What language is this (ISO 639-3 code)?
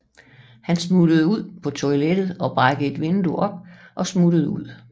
dan